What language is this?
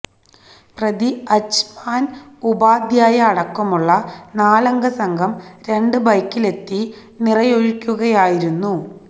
Malayalam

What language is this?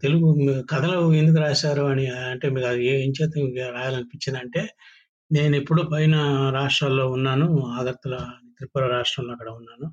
Telugu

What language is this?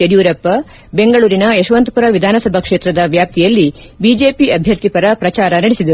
Kannada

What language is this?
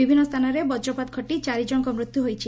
Odia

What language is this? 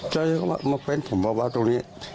Thai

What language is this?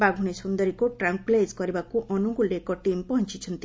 Odia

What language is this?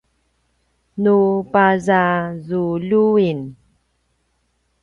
Paiwan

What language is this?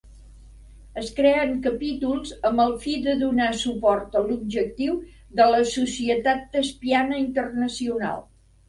Catalan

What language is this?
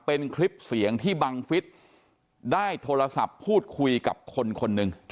Thai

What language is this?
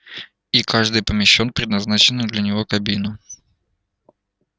Russian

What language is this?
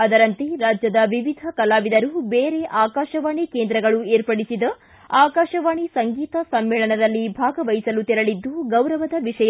Kannada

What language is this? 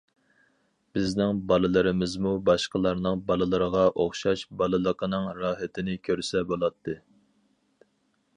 Uyghur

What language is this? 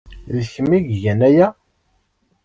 Kabyle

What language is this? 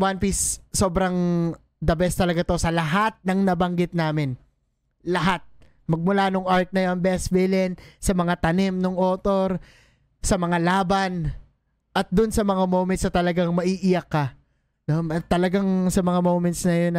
Filipino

